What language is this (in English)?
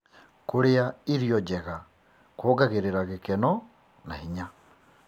Kikuyu